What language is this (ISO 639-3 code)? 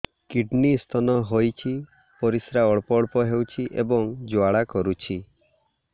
ori